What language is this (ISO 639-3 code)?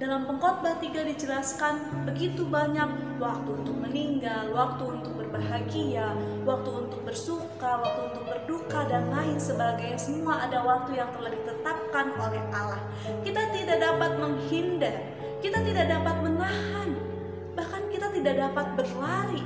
ind